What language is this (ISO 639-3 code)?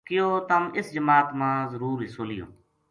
gju